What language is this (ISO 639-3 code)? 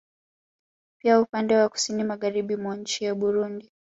swa